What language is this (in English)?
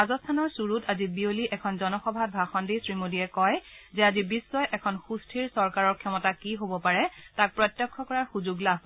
Assamese